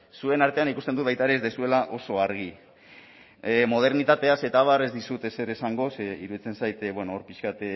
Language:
Basque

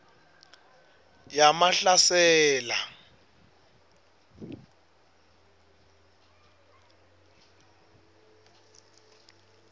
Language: Swati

